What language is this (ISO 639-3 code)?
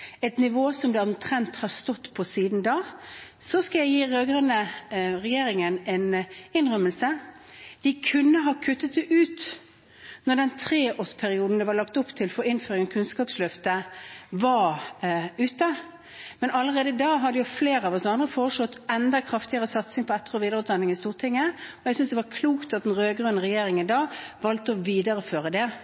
nob